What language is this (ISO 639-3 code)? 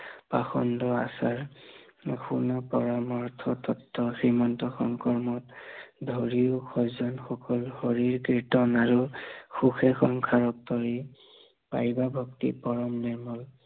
asm